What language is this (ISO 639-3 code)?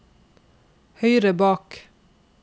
nor